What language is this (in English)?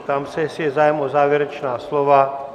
Czech